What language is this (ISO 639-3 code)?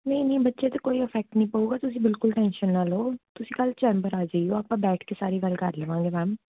pan